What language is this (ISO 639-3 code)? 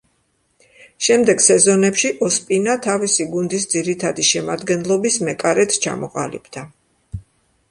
kat